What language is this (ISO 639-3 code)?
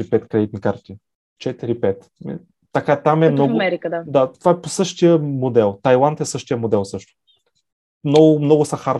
bul